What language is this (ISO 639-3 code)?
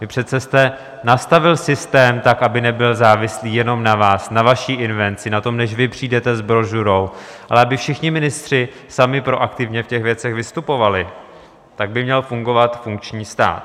ces